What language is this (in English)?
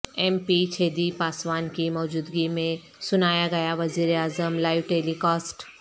Urdu